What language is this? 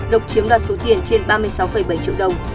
Vietnamese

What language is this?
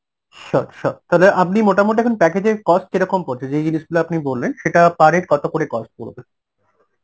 Bangla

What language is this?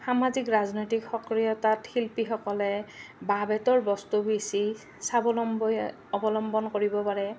Assamese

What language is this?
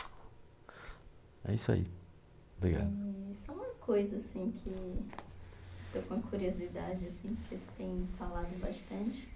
Portuguese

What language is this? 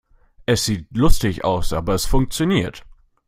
German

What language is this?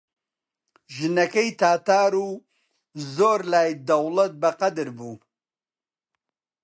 Central Kurdish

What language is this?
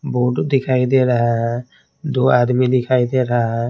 Hindi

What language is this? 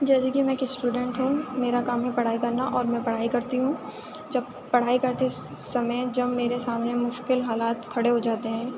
Urdu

